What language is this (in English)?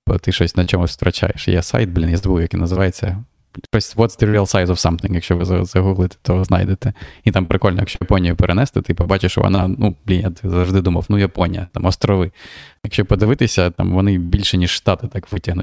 Ukrainian